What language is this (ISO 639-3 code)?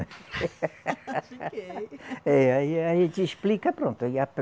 por